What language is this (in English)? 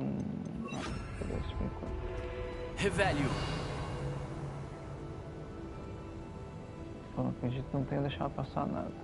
Portuguese